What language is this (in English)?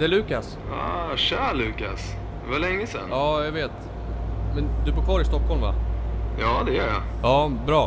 Swedish